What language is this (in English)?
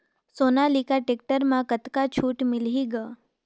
Chhattisgarhi